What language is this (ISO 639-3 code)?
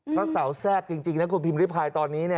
tha